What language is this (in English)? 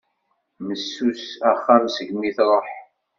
Kabyle